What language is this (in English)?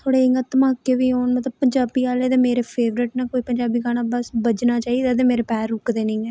Dogri